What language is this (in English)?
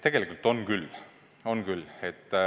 Estonian